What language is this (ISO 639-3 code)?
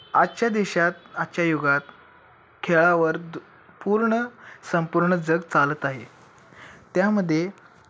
mar